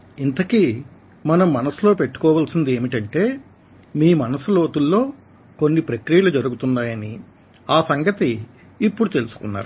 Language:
Telugu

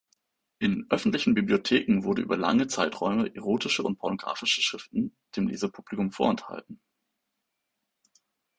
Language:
German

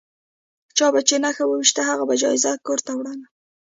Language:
Pashto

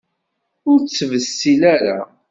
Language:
Kabyle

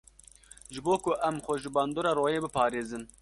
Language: Kurdish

